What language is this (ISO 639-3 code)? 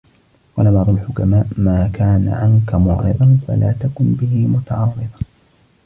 ara